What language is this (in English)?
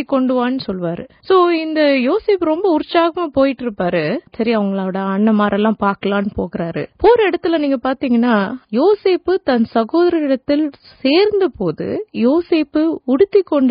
Urdu